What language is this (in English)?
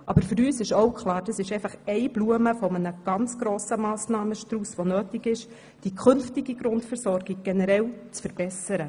Swiss German